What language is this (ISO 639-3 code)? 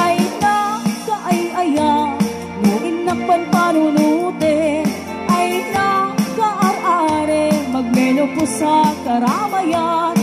fil